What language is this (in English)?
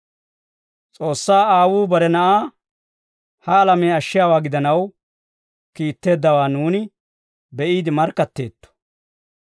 Dawro